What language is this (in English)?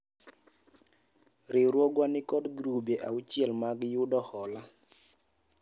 Luo (Kenya and Tanzania)